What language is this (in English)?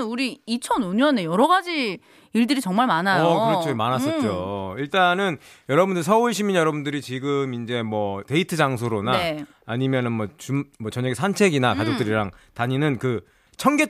Korean